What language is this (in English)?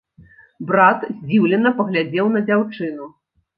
Belarusian